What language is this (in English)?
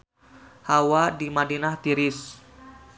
Sundanese